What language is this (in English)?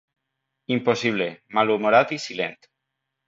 Catalan